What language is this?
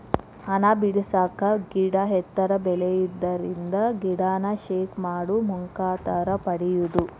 Kannada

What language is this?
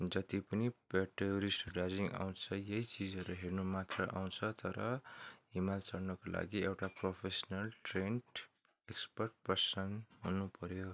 Nepali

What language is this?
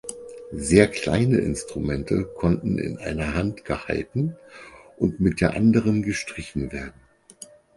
German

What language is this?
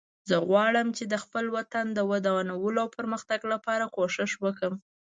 Pashto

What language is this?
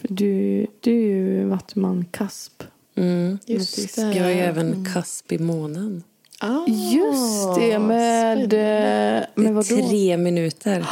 Swedish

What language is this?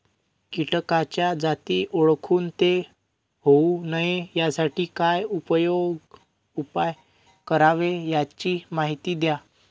Marathi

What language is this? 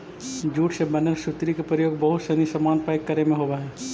Magahi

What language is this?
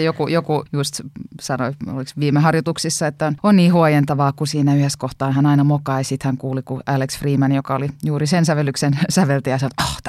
Finnish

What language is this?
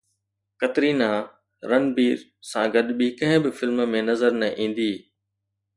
Sindhi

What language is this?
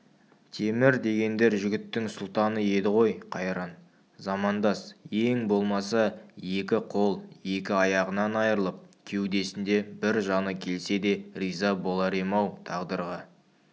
Kazakh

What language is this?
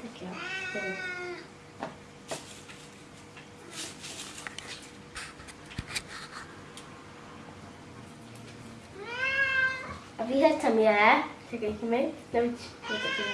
Czech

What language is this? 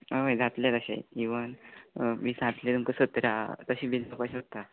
Konkani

